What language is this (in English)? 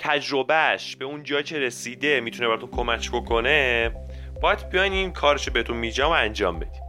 Persian